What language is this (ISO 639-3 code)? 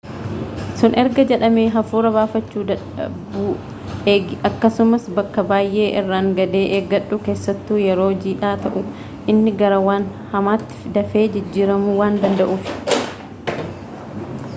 orm